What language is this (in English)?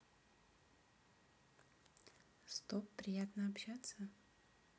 Russian